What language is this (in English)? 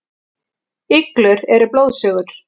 Icelandic